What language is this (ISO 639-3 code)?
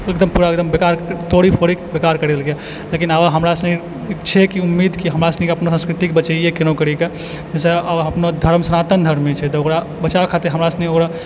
mai